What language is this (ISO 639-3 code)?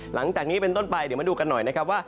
tha